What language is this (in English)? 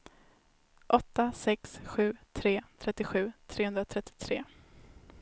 Swedish